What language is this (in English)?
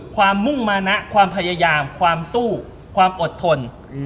Thai